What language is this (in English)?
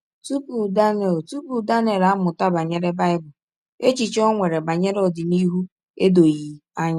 Igbo